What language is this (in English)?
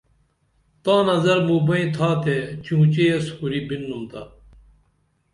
Dameli